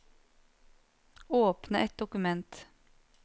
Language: Norwegian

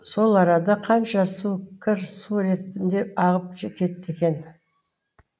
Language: Kazakh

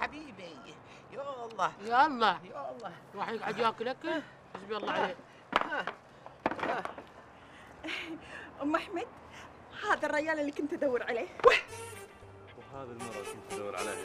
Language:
Arabic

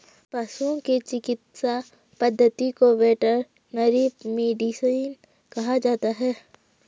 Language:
Hindi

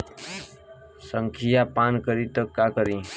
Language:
Bhojpuri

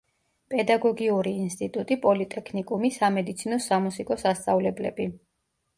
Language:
Georgian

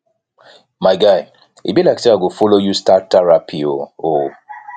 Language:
Nigerian Pidgin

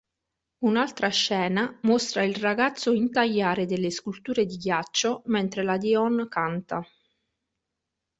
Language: Italian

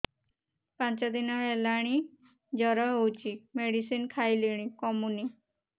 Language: Odia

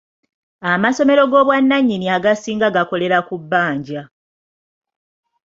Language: Ganda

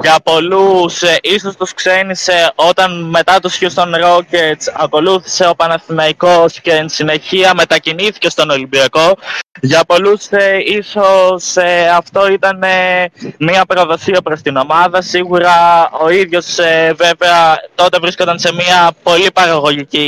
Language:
Greek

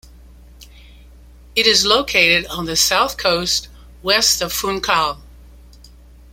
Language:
English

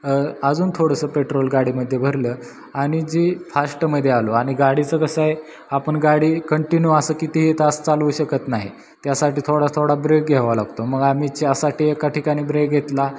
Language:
Marathi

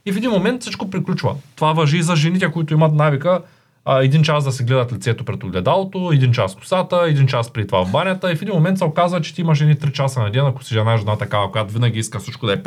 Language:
Bulgarian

